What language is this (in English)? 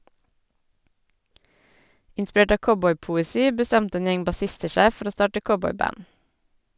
Norwegian